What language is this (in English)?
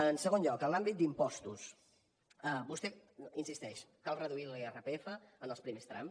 Catalan